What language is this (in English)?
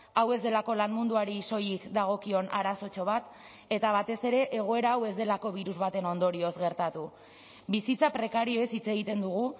Basque